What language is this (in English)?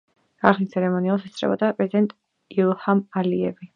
Georgian